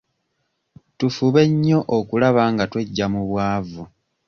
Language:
Ganda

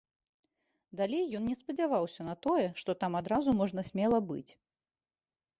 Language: Belarusian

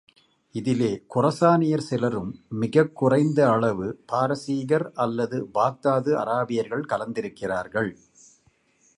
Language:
Tamil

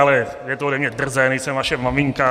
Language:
Czech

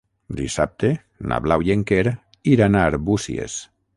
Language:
Catalan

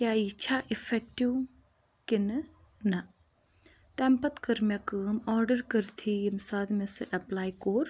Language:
Kashmiri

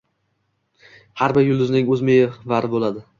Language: Uzbek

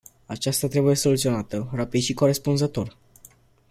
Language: Romanian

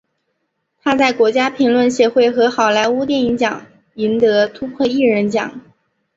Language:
Chinese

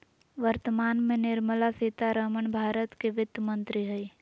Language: Magahi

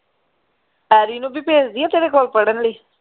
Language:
Punjabi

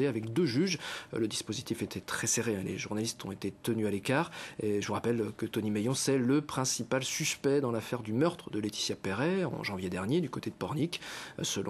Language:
French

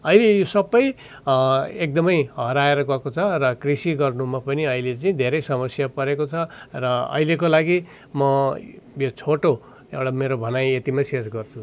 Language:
Nepali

